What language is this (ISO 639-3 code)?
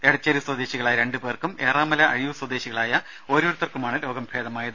mal